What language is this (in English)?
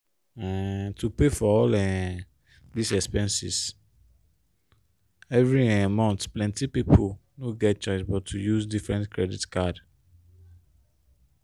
Nigerian Pidgin